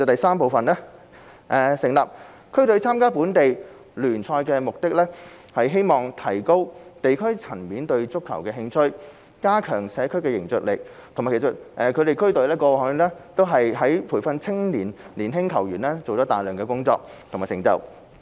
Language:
Cantonese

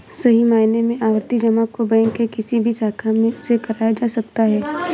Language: Hindi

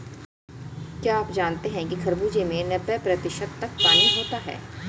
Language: Hindi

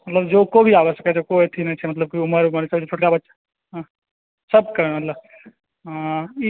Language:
Maithili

